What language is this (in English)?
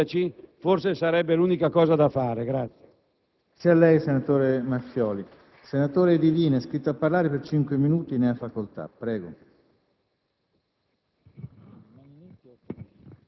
Italian